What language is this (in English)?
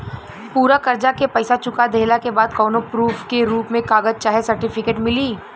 Bhojpuri